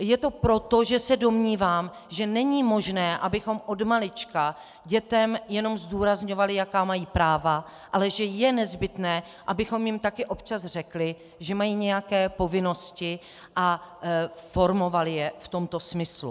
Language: Czech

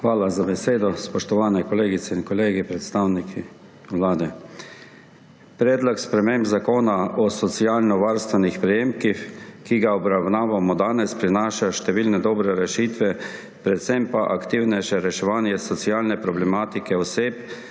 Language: Slovenian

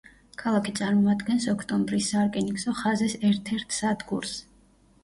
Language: Georgian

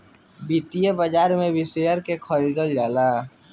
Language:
Bhojpuri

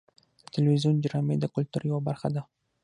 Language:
Pashto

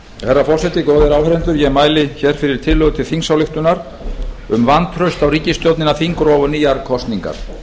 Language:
Icelandic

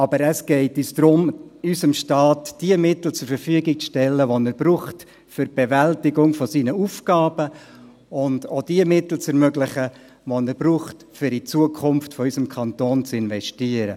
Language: Swiss German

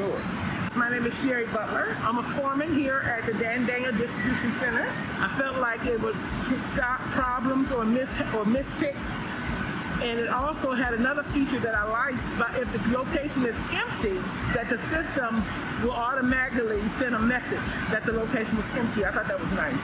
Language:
English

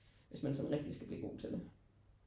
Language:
Danish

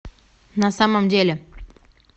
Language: Russian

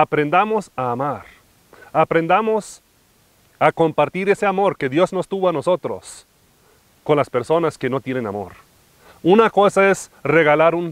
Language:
Spanish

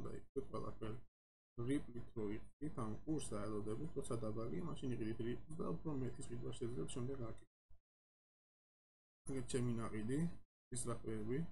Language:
Romanian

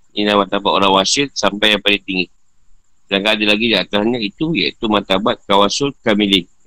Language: Malay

